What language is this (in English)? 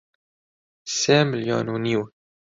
Central Kurdish